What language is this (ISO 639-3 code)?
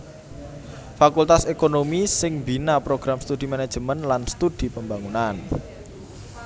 jav